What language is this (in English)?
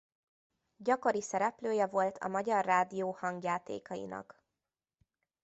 Hungarian